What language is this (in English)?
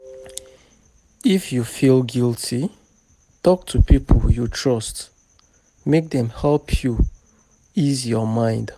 Nigerian Pidgin